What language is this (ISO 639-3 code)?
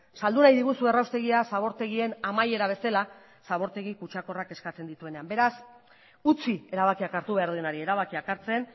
eus